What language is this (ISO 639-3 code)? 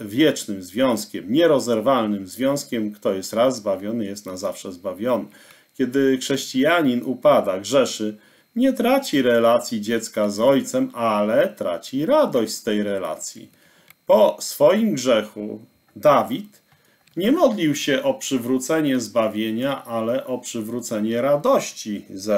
pol